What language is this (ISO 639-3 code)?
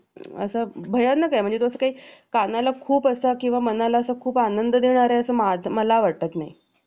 mar